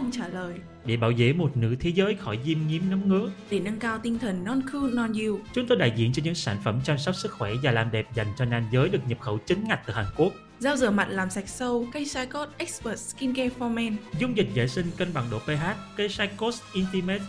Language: Vietnamese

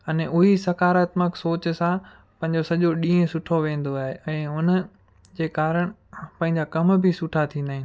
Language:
Sindhi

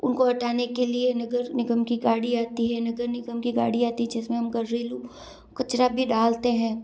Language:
Hindi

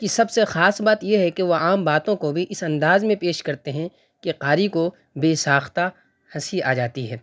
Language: Urdu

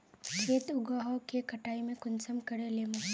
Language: Magahi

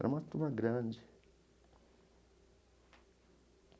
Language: Portuguese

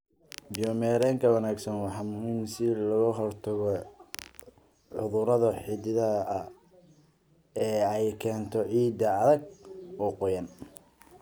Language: Somali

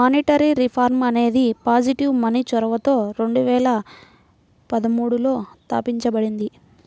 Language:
Telugu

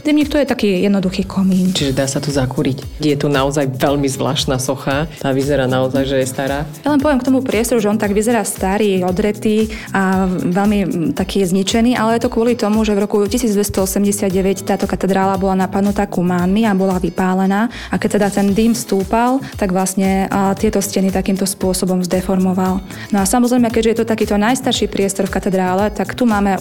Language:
Slovak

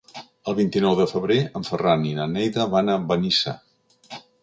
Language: Catalan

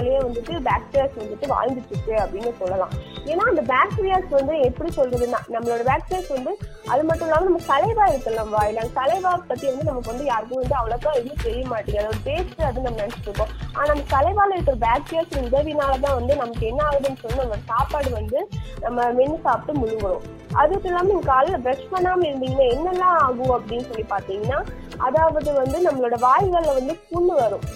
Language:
Tamil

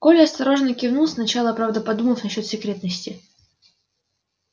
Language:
Russian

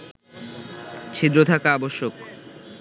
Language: Bangla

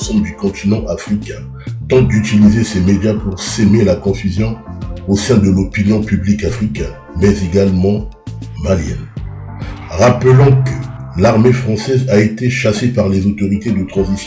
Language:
French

